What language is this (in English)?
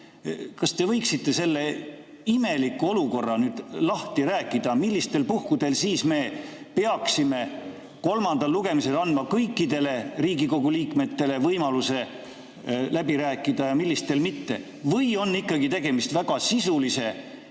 Estonian